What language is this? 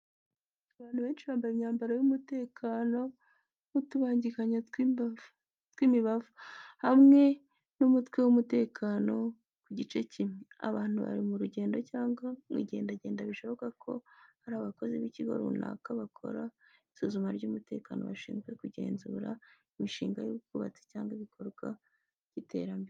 Kinyarwanda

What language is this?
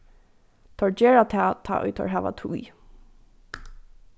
Faroese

